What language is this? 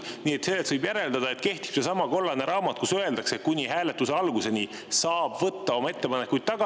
Estonian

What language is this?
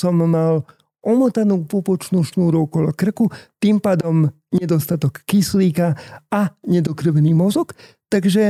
Slovak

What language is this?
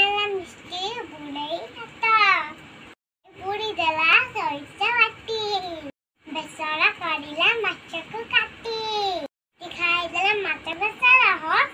Thai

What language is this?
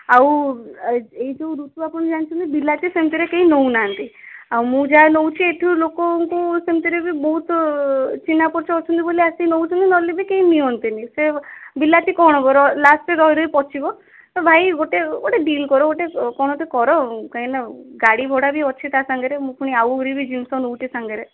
Odia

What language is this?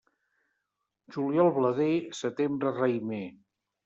Catalan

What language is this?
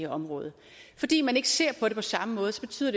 Danish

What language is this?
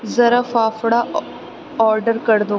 Urdu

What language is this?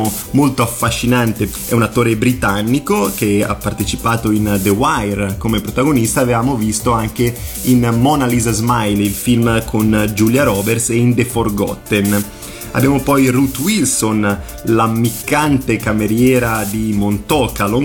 Italian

